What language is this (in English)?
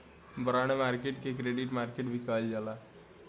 Bhojpuri